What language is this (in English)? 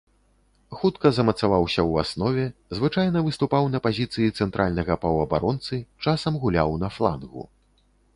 Belarusian